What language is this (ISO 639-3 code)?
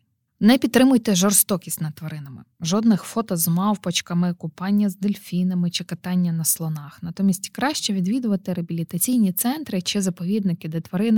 ukr